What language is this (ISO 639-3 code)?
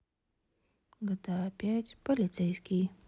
rus